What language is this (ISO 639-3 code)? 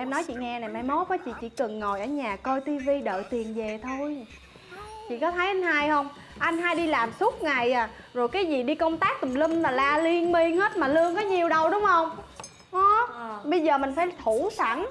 vie